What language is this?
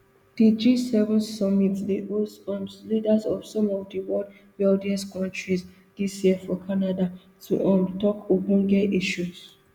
Nigerian Pidgin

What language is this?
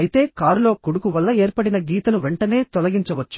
Telugu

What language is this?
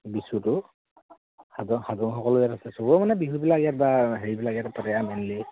Assamese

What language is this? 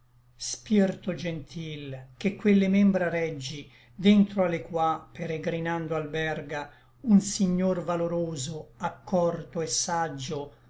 Italian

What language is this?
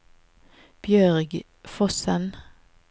Norwegian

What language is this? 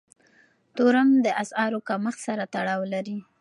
Pashto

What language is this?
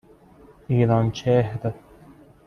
Persian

